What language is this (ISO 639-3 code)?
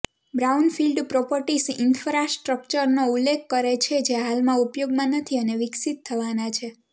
guj